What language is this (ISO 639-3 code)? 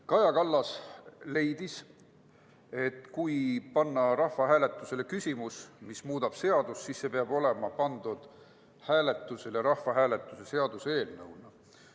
est